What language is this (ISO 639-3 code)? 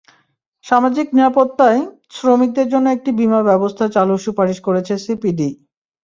ben